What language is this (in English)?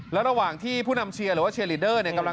Thai